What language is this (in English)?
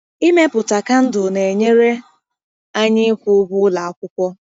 Igbo